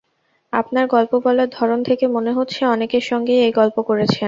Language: Bangla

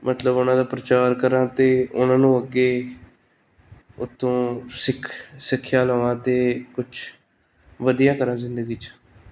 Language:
Punjabi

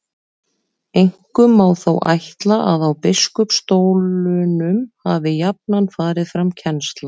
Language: Icelandic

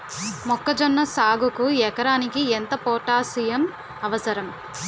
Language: Telugu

